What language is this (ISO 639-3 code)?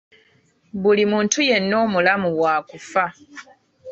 lug